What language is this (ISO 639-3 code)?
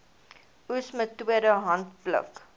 afr